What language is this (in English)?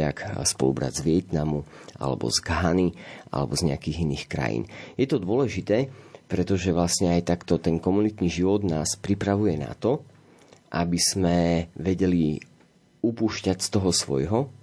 Slovak